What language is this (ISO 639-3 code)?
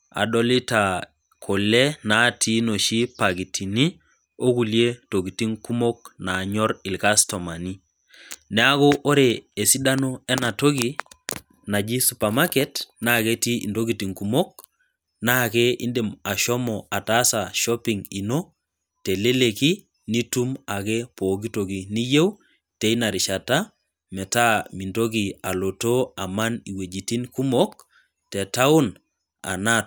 mas